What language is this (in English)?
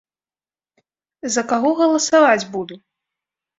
Belarusian